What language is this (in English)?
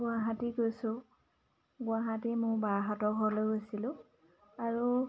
Assamese